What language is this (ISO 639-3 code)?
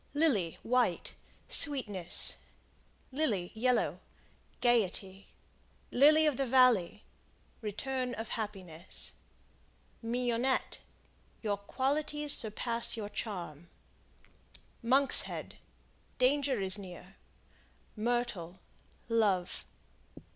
eng